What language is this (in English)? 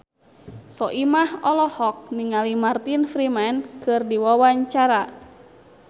Sundanese